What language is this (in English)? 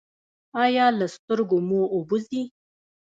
Pashto